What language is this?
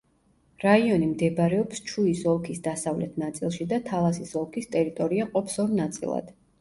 Georgian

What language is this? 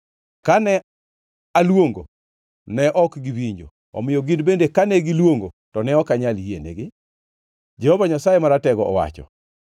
Luo (Kenya and Tanzania)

